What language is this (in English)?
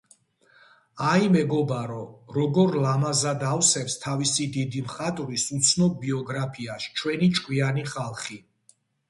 Georgian